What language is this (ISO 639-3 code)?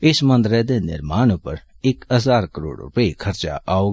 doi